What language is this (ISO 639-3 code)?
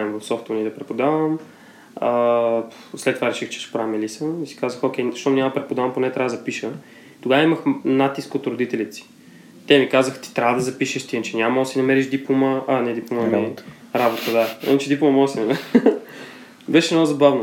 bul